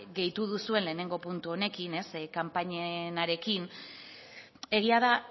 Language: Basque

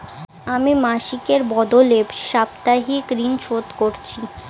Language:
Bangla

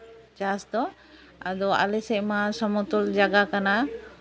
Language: Santali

